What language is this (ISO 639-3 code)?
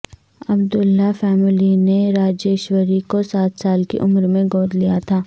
urd